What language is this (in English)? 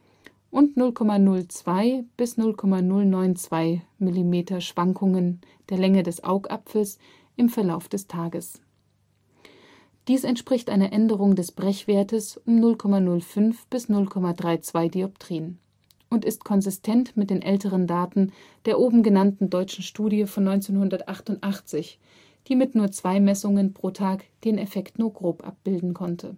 German